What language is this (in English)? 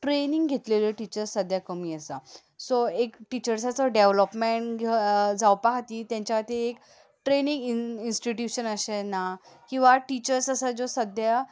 Konkani